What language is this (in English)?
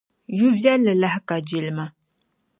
Dagbani